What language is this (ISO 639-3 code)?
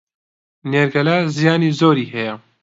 ckb